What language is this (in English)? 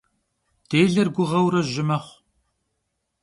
Kabardian